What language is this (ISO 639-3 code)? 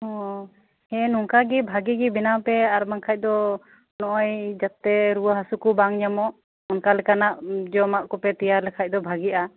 sat